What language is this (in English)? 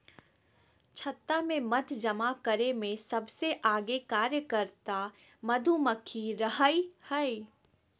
Magahi